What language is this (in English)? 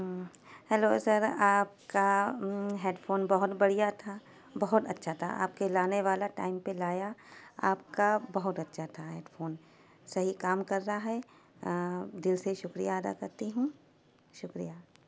Urdu